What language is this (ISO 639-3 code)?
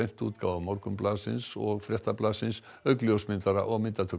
isl